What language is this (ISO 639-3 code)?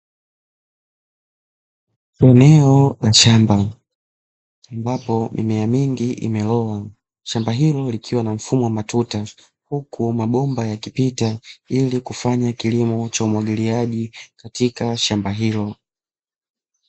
swa